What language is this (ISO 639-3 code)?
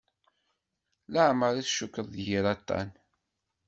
kab